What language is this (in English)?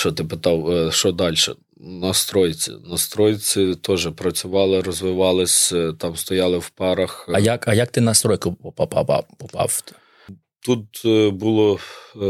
Ukrainian